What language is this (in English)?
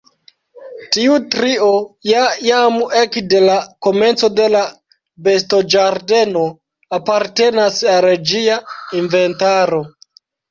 Esperanto